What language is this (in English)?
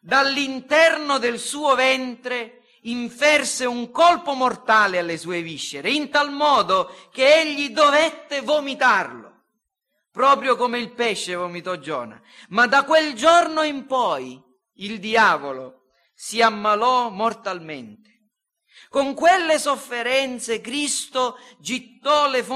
Italian